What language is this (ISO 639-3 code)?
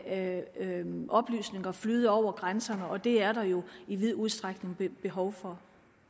dan